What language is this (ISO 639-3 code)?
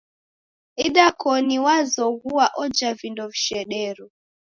dav